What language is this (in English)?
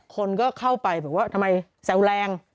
Thai